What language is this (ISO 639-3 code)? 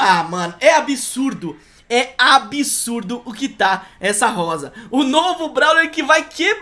por